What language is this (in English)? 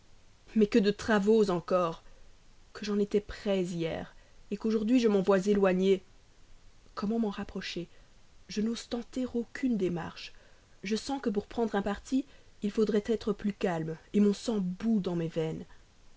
French